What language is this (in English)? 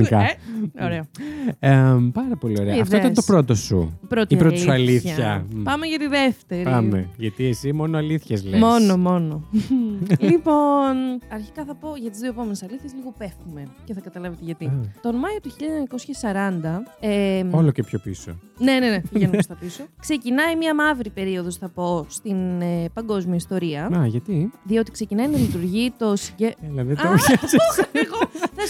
Greek